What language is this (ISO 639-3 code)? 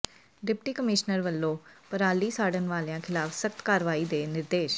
pan